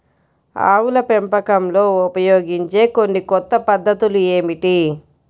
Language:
Telugu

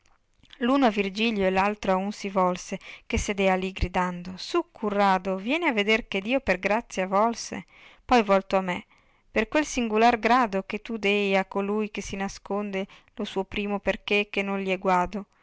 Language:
Italian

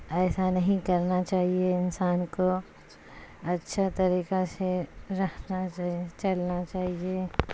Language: Urdu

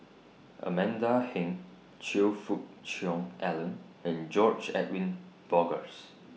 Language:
English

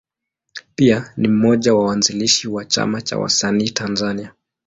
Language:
Swahili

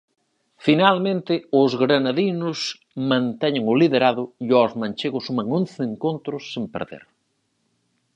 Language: Galician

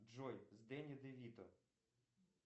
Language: Russian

